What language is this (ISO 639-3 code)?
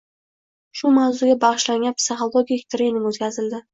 uzb